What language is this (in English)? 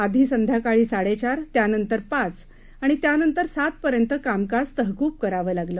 Marathi